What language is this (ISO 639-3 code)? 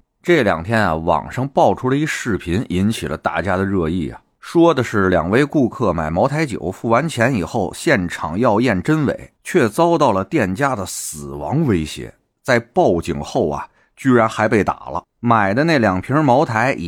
zho